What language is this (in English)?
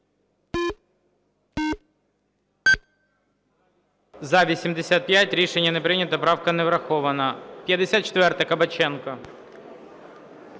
Ukrainian